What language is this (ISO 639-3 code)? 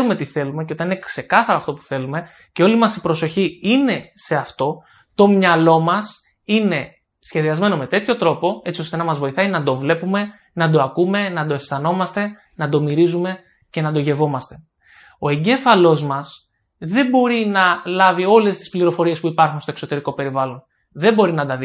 ell